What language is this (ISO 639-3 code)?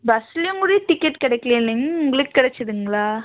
tam